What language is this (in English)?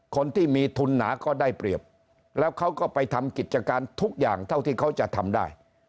Thai